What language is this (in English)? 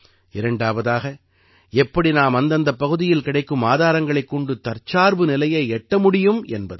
Tamil